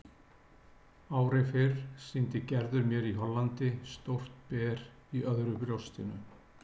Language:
Icelandic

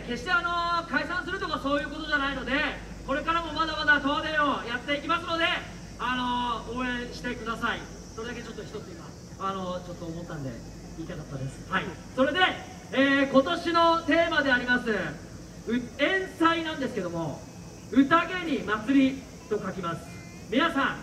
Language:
Japanese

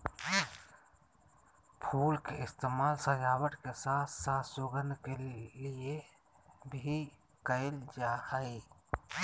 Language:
Magahi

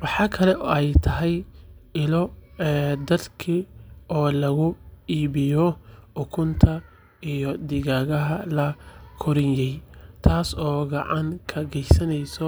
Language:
Somali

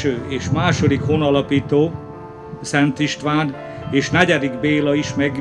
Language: Hungarian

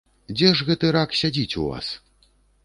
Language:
Belarusian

